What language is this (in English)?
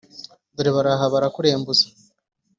Kinyarwanda